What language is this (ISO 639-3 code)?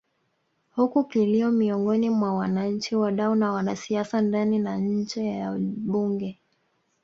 swa